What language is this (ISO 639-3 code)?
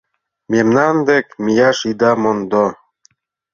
chm